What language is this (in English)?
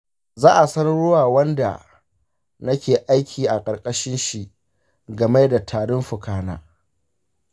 Hausa